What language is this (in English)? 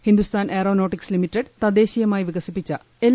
Malayalam